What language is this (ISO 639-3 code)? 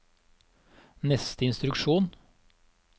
nor